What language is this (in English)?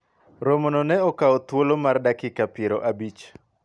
Luo (Kenya and Tanzania)